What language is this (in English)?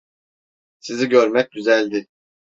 Turkish